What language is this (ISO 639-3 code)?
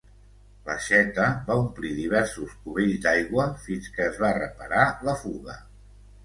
cat